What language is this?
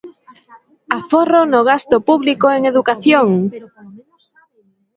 Galician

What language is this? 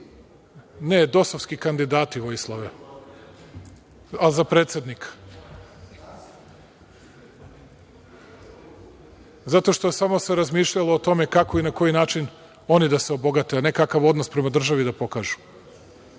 Serbian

